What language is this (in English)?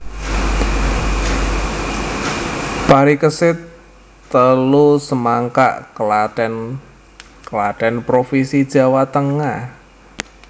Javanese